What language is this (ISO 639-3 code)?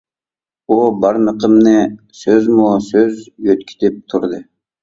uig